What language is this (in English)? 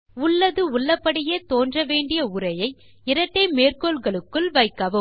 Tamil